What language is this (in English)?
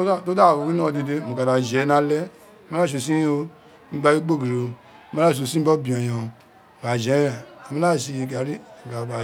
Isekiri